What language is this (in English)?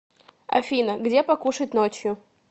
Russian